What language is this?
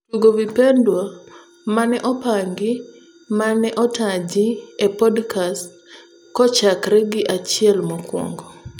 Luo (Kenya and Tanzania)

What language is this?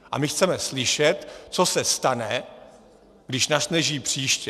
Czech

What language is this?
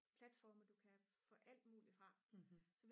Danish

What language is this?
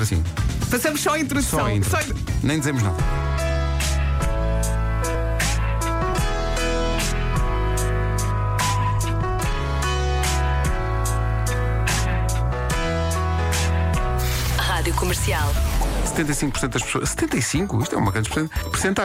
Portuguese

